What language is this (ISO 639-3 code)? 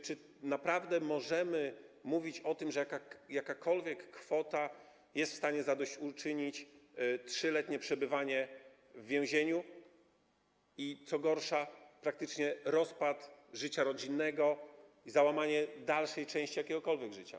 pol